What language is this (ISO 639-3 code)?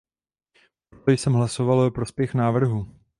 ces